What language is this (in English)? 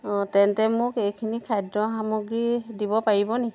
Assamese